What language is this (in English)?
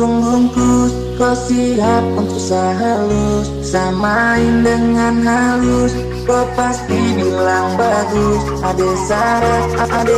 Vietnamese